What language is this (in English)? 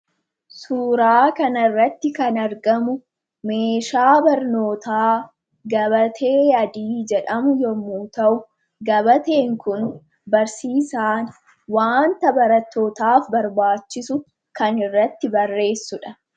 Oromo